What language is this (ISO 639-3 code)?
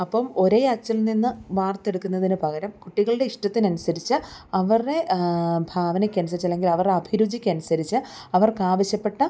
mal